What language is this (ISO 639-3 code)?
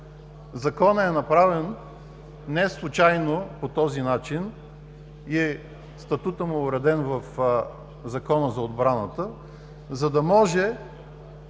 bul